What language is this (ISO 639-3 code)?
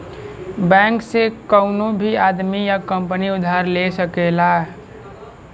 bho